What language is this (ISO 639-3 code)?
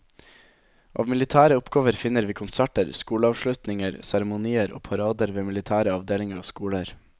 nor